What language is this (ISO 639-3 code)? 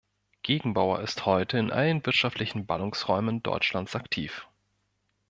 deu